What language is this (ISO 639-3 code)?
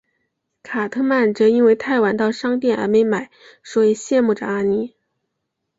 zho